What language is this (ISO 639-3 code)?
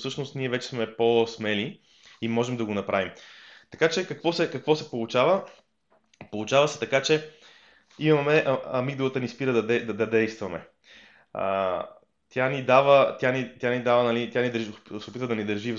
bul